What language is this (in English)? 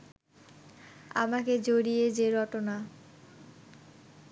Bangla